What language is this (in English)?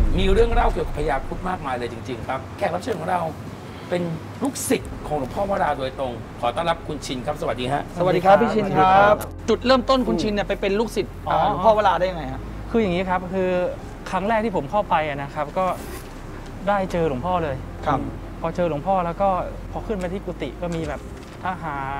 Thai